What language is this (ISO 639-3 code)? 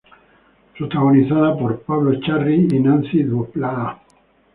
spa